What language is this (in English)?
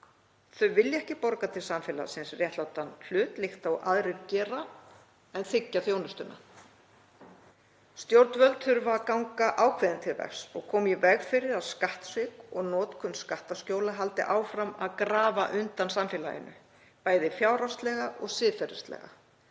Icelandic